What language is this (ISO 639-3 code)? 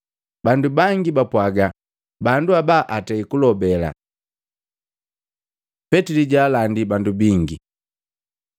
mgv